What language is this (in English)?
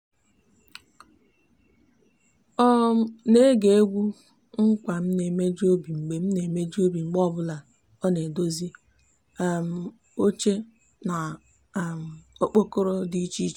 Igbo